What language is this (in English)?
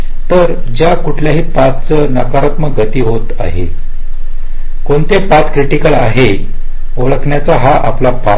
Marathi